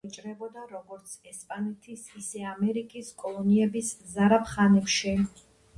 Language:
Georgian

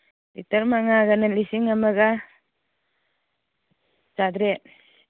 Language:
Manipuri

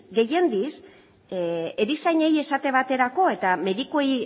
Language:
Basque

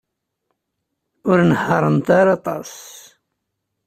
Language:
Kabyle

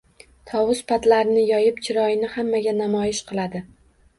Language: Uzbek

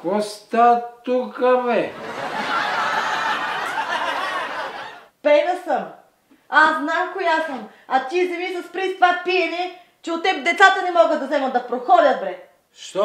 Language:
Portuguese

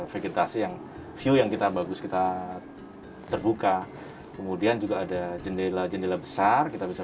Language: Indonesian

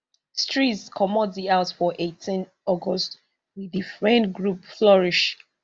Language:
Nigerian Pidgin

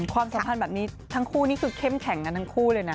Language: Thai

